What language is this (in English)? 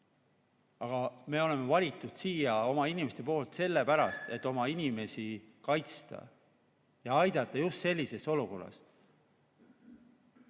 Estonian